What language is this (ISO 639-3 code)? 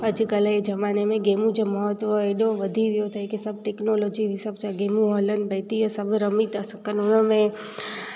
snd